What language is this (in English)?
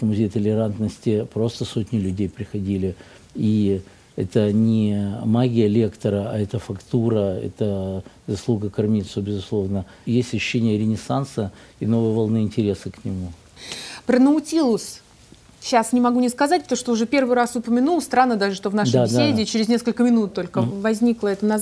Russian